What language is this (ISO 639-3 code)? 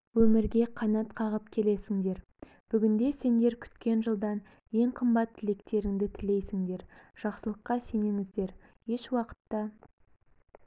kaz